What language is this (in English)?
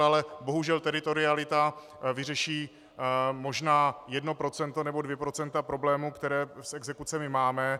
Czech